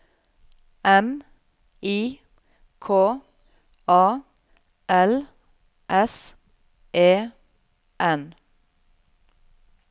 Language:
Norwegian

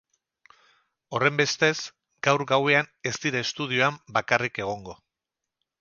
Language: Basque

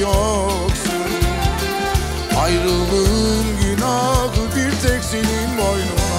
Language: Turkish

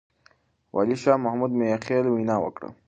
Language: Pashto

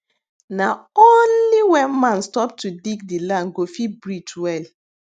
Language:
Nigerian Pidgin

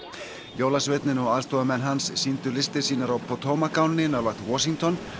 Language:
Icelandic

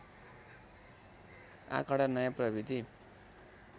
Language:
Nepali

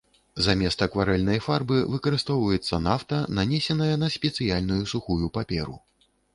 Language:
Belarusian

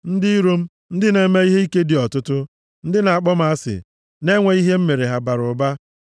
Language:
Igbo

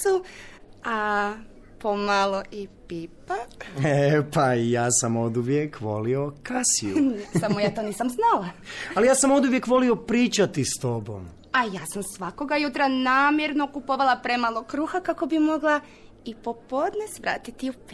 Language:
Croatian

